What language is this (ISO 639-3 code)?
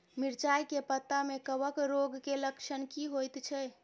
mai